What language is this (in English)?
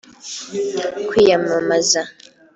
Kinyarwanda